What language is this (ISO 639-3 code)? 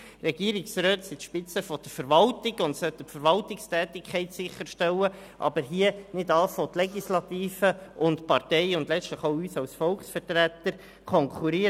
gsw